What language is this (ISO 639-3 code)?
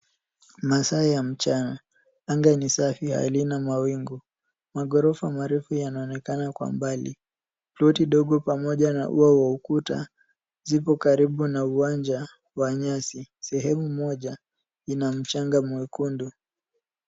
swa